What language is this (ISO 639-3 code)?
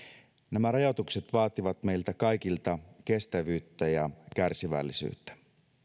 fin